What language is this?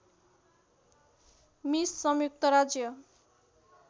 Nepali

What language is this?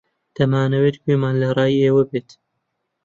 Central Kurdish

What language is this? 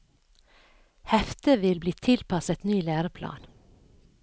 Norwegian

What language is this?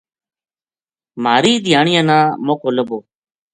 Gujari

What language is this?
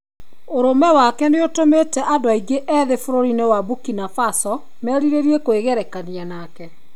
Kikuyu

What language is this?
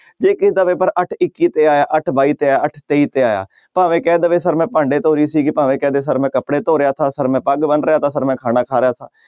Punjabi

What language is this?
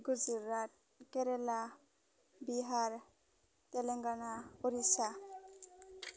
Bodo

